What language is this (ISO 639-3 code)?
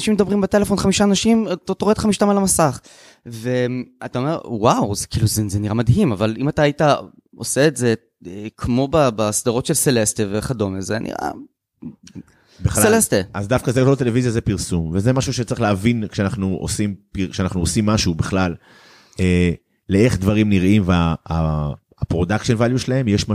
heb